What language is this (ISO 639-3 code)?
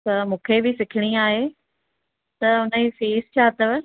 snd